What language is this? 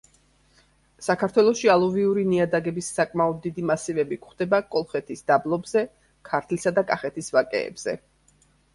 Georgian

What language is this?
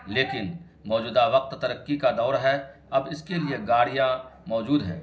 Urdu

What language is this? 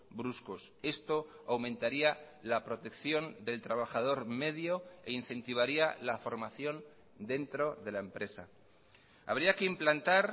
Spanish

